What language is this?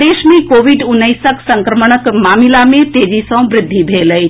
Maithili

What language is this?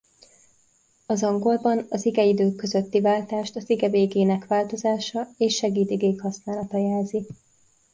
Hungarian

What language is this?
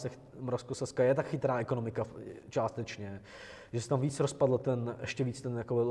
Czech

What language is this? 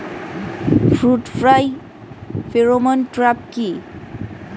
Bangla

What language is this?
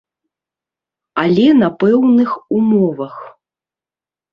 Belarusian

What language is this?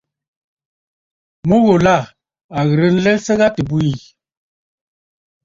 Bafut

